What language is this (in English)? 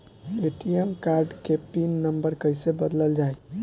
Bhojpuri